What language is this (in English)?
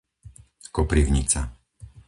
Slovak